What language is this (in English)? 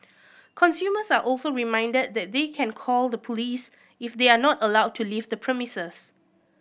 English